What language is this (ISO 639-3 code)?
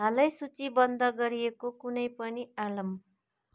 nep